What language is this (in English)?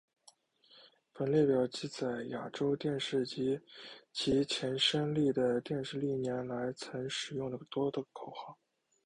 Chinese